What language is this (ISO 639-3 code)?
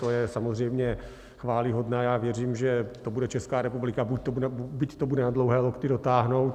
ces